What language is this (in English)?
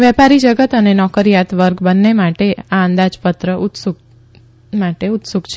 Gujarati